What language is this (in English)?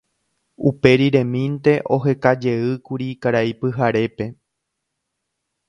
Guarani